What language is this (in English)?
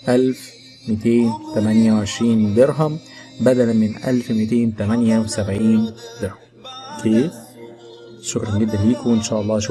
Arabic